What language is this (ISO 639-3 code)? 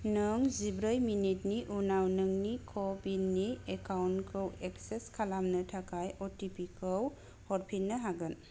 brx